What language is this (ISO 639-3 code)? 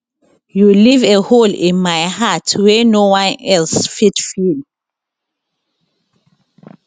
pcm